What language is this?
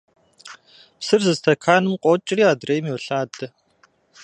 Kabardian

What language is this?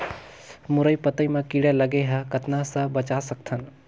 Chhattisgarhi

